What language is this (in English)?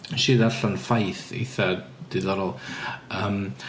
Welsh